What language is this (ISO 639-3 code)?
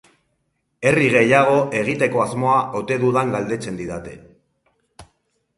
eus